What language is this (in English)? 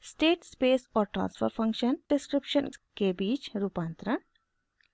Hindi